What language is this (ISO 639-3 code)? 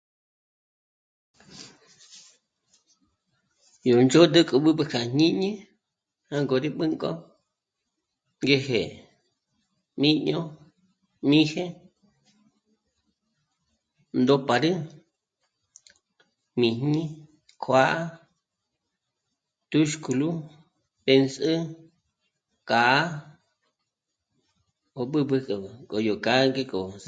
mmc